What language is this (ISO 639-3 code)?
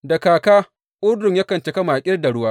hau